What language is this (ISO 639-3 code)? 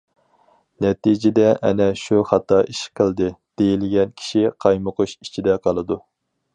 uig